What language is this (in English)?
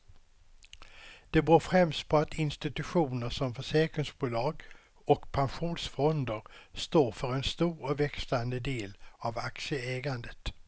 Swedish